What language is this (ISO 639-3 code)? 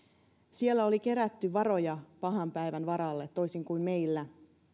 fin